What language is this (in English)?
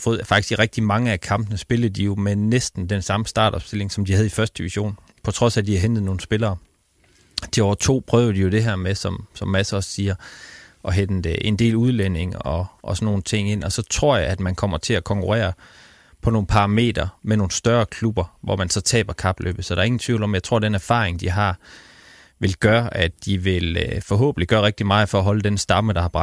Danish